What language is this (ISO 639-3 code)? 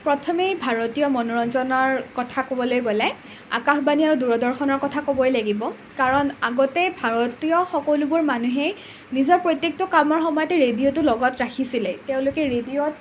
asm